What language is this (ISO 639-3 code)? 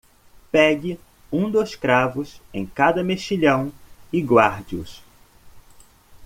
por